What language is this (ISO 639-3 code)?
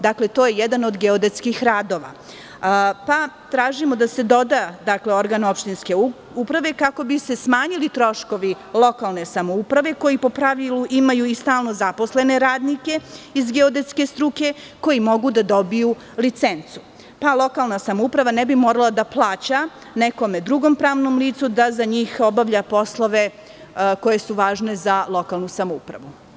srp